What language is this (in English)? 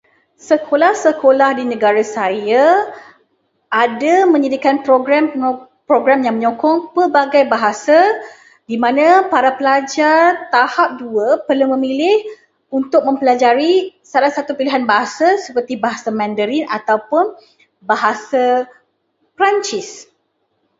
Malay